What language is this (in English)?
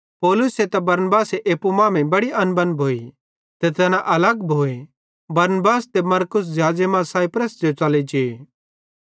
Bhadrawahi